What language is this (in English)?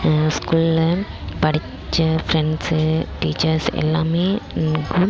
Tamil